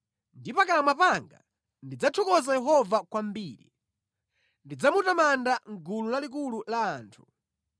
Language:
Nyanja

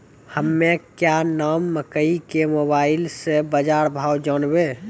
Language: Maithili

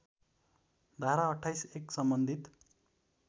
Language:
Nepali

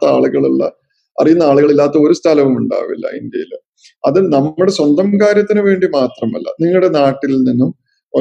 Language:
Malayalam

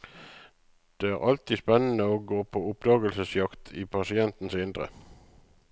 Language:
Norwegian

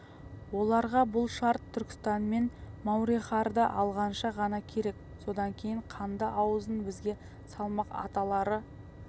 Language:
Kazakh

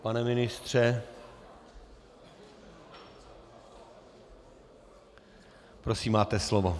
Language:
Czech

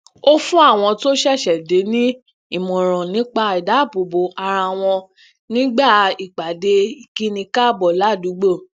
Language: Yoruba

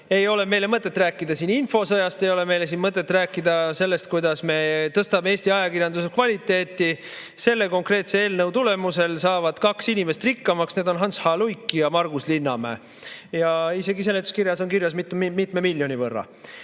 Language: Estonian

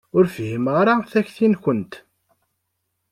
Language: Kabyle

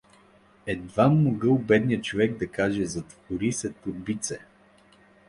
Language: Bulgarian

